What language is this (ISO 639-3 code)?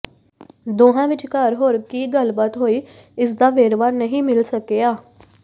pan